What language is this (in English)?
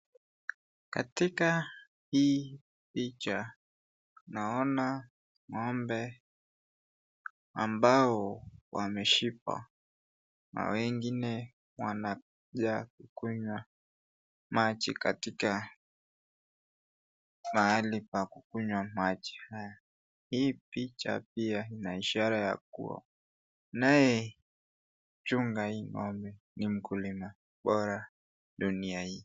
Swahili